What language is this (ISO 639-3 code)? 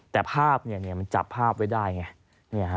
tha